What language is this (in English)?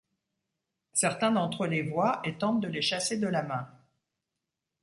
French